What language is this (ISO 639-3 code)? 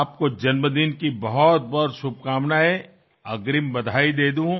hin